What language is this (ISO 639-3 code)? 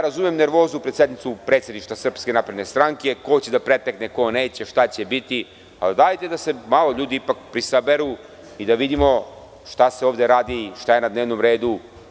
srp